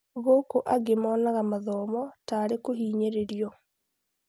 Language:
Kikuyu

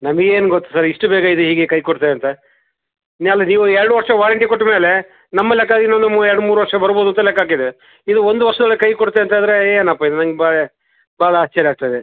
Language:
Kannada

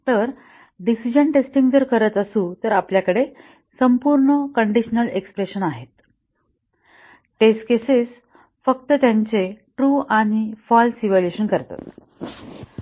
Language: Marathi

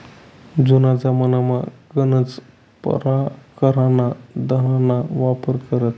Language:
Marathi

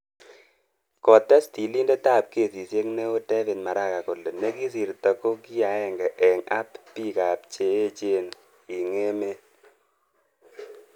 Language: Kalenjin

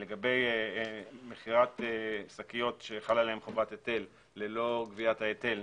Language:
Hebrew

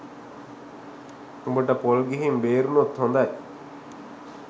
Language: Sinhala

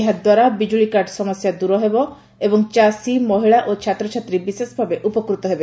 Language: Odia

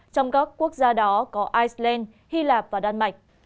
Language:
Vietnamese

